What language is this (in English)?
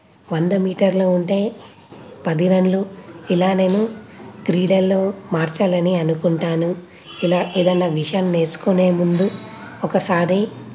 Telugu